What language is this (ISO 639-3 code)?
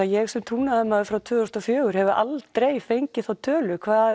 isl